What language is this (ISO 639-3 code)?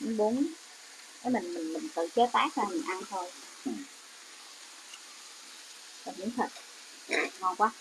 vie